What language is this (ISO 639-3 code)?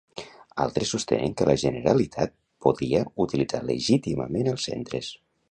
cat